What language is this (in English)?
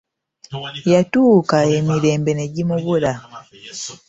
Ganda